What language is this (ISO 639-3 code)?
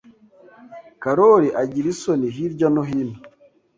kin